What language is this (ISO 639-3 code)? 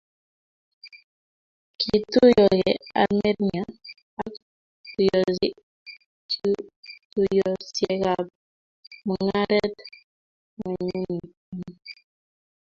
kln